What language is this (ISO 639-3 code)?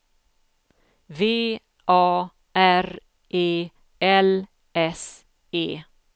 swe